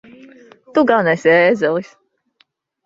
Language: Latvian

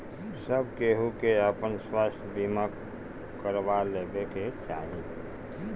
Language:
Bhojpuri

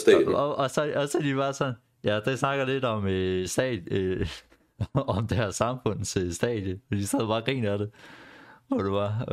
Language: Danish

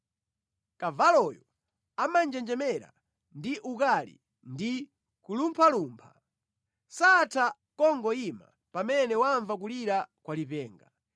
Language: Nyanja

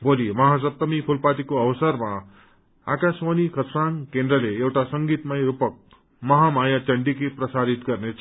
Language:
Nepali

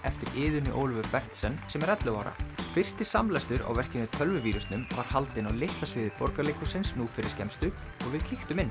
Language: Icelandic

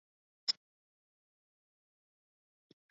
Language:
Chinese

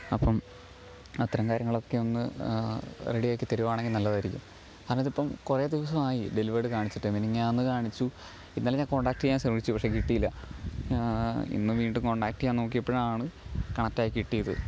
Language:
Malayalam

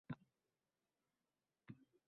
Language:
Uzbek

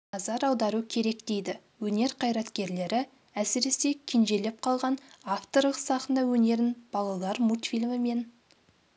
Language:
Kazakh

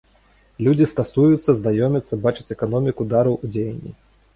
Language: Belarusian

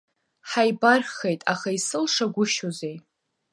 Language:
Abkhazian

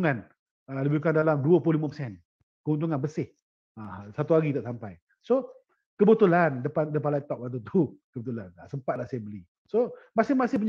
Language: Malay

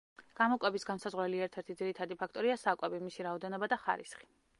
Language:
Georgian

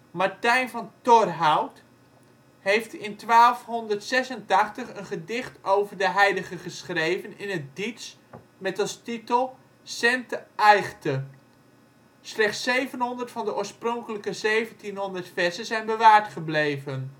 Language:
Dutch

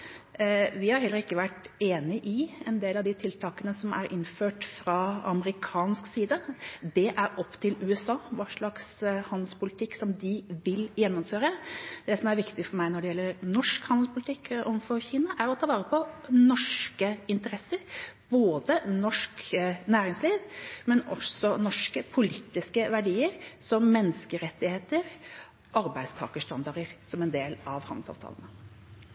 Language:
Norwegian Bokmål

